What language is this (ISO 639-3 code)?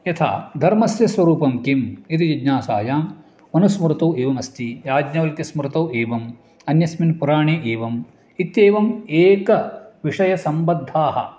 san